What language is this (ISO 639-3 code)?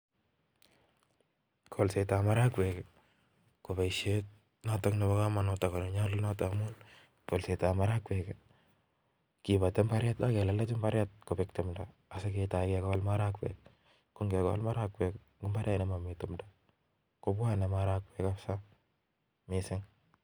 kln